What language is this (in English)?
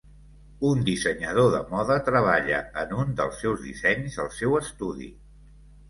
Catalan